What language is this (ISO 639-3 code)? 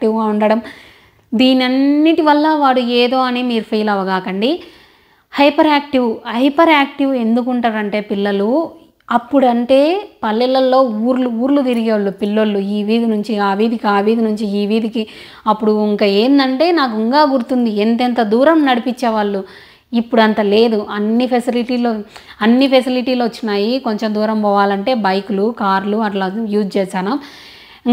tel